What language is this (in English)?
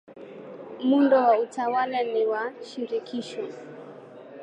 Swahili